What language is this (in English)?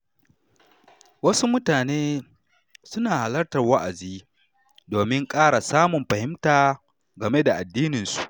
Hausa